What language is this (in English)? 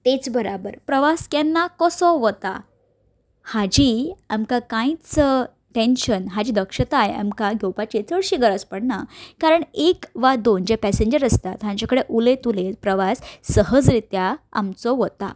Konkani